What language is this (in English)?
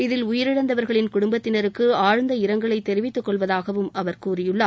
Tamil